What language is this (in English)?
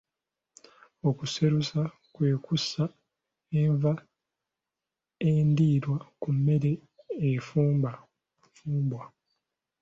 Ganda